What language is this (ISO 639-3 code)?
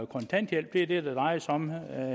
dan